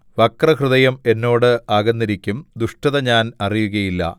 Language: Malayalam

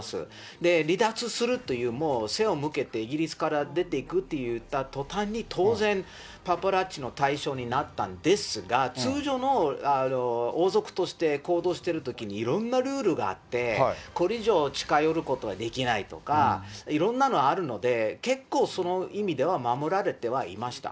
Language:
Japanese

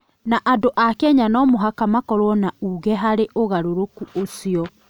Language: Kikuyu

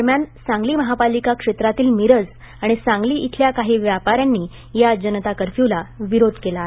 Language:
Marathi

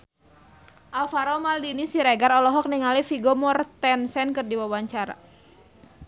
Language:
Sundanese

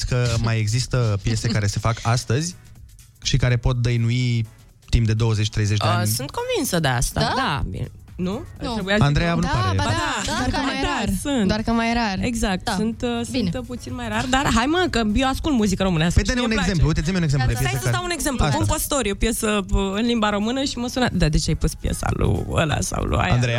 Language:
Romanian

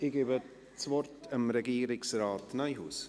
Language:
Swiss German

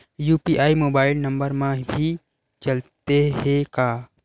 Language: Chhattisgarhi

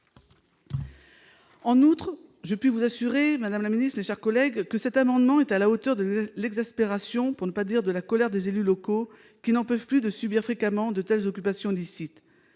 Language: French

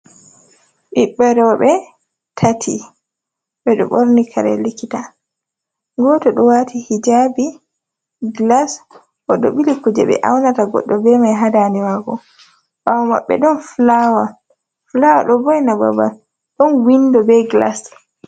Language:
Fula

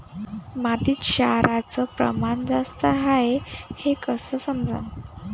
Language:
Marathi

